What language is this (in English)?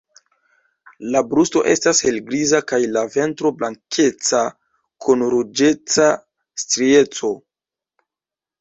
Esperanto